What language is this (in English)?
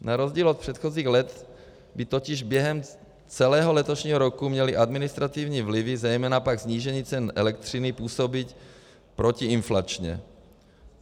Czech